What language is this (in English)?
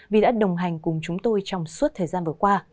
Vietnamese